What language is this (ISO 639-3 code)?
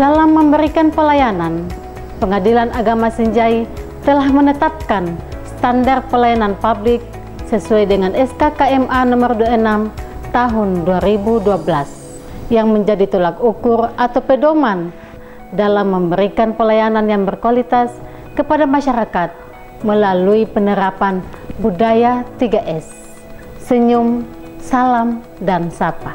ind